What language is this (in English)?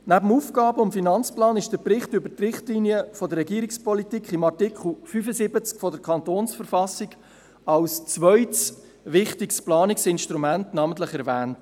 Swiss German